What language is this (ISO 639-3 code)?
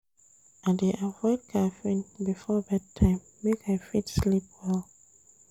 pcm